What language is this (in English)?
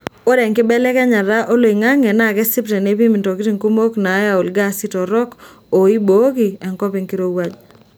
Masai